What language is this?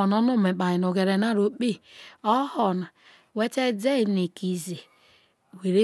Isoko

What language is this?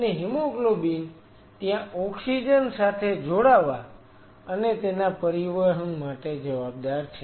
Gujarati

